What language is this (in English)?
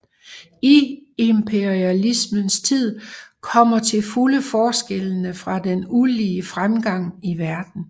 Danish